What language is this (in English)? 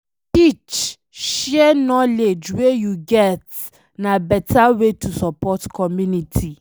Nigerian Pidgin